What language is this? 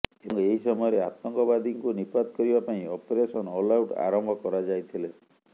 Odia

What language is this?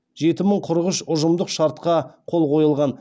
Kazakh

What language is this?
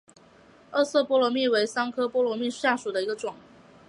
Chinese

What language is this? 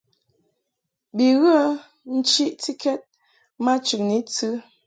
Mungaka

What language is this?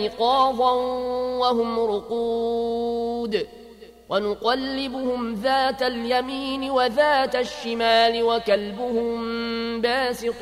Arabic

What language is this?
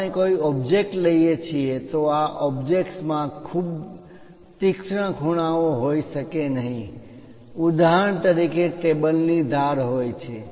Gujarati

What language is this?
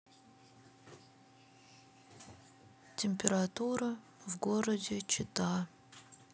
Russian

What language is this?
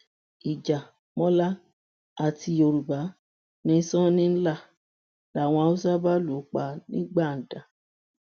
Yoruba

